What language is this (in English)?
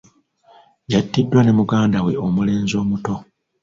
Ganda